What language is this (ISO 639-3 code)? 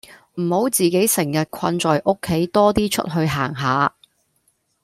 yue